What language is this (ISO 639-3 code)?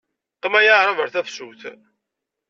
kab